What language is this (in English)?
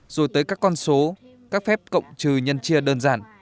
Vietnamese